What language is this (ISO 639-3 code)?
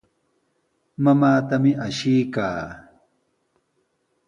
qws